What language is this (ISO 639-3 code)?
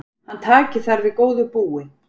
isl